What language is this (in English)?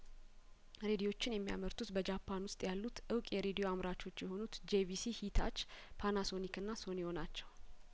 Amharic